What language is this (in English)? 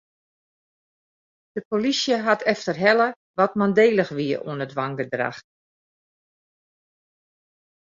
Western Frisian